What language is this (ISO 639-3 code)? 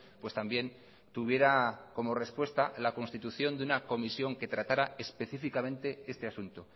spa